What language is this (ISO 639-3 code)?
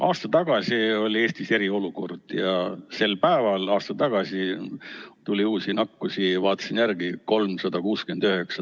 est